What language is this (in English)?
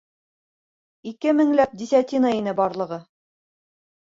Bashkir